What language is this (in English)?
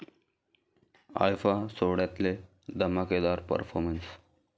Marathi